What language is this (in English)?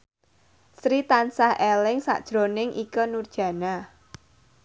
Javanese